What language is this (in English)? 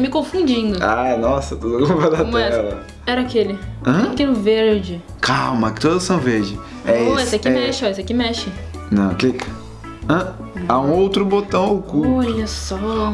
Portuguese